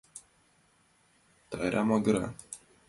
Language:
Mari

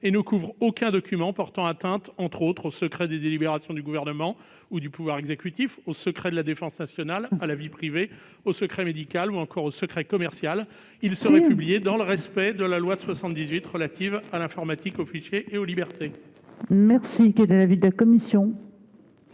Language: French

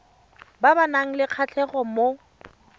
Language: Tswana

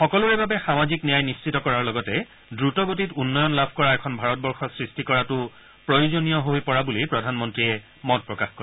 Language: Assamese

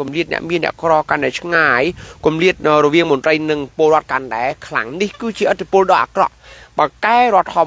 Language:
Thai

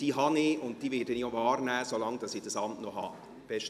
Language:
Swiss German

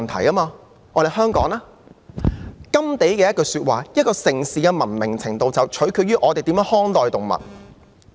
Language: Cantonese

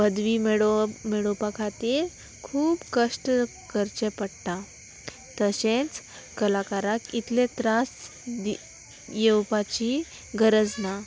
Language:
Konkani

